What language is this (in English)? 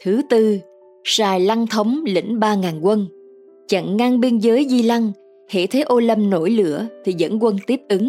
Vietnamese